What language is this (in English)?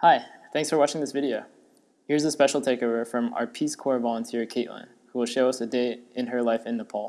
English